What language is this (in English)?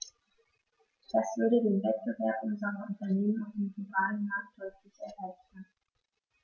German